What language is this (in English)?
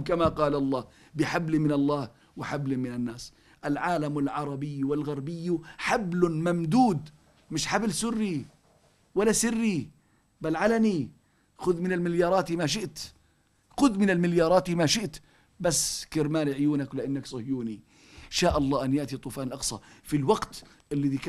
Arabic